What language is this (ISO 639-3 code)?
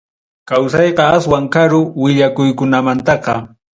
quy